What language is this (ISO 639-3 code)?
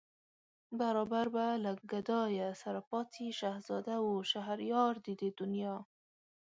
pus